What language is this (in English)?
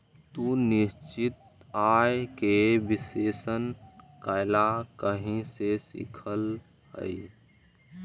Magahi